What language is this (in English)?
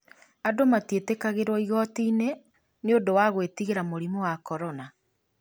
Kikuyu